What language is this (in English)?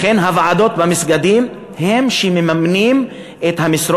Hebrew